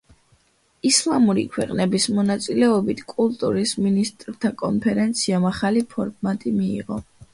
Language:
Georgian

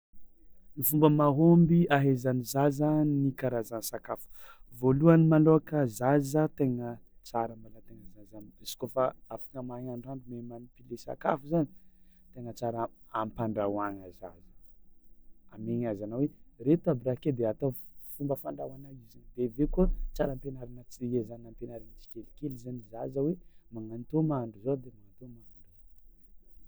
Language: Tsimihety Malagasy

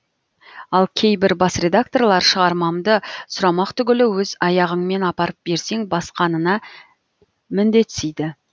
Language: Kazakh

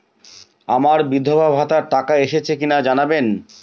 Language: Bangla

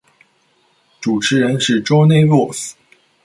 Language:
Chinese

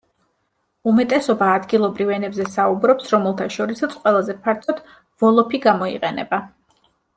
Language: Georgian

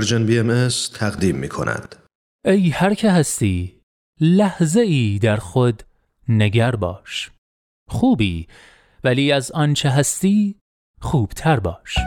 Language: Persian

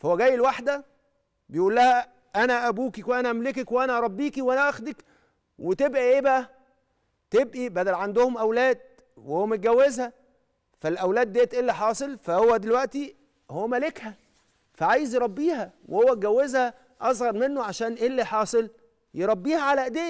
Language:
Arabic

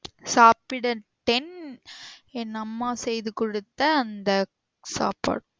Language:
Tamil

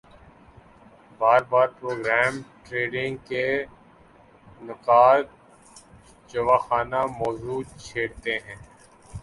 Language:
Urdu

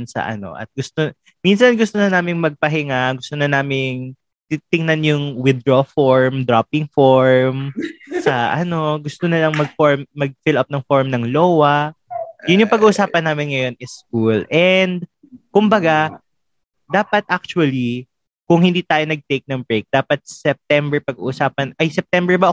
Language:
Filipino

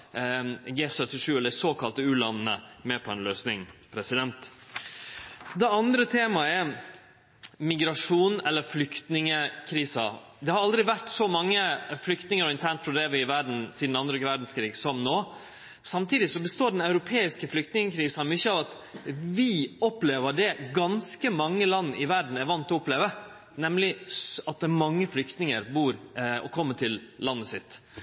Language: Norwegian Nynorsk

